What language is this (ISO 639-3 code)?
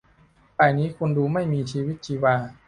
tha